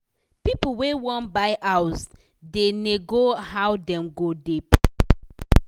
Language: Nigerian Pidgin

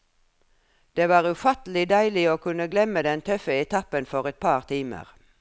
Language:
Norwegian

